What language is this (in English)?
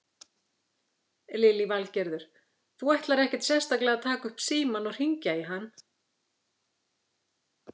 Icelandic